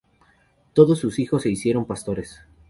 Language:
Spanish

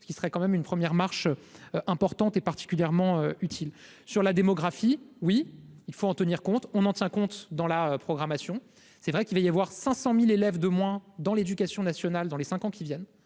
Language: French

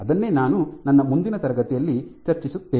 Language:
Kannada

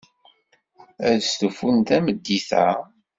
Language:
Kabyle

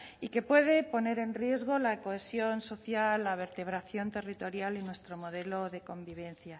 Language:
Spanish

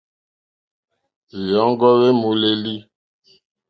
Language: Mokpwe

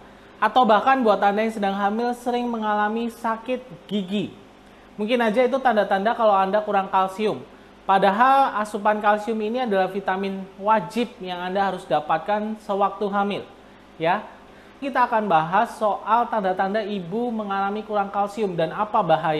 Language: Indonesian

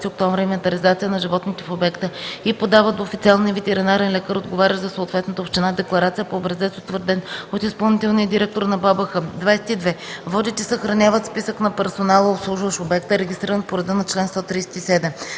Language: Bulgarian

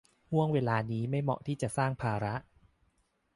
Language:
Thai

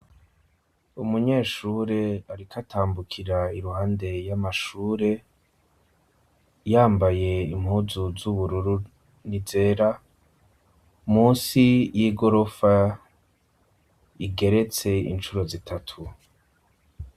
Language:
Rundi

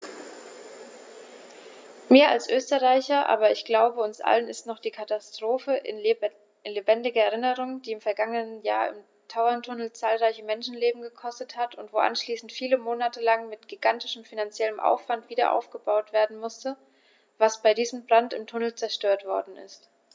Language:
German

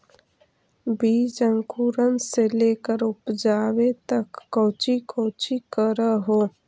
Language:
Magahi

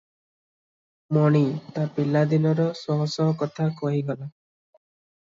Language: Odia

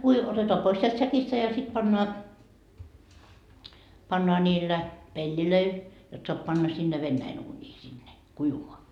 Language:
Finnish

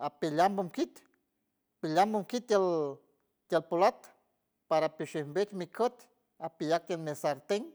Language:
San Francisco Del Mar Huave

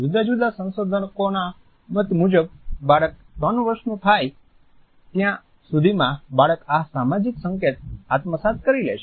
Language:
Gujarati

